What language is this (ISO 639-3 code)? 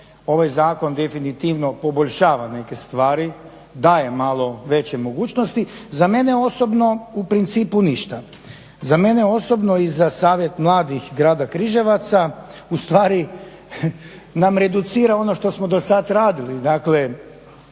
hrv